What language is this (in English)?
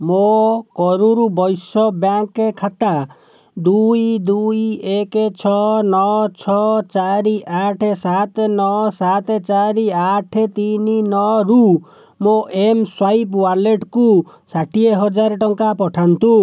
Odia